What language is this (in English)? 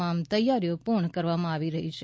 Gujarati